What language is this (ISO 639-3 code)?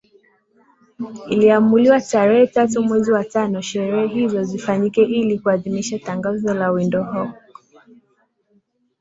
swa